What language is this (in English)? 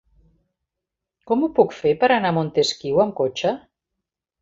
Catalan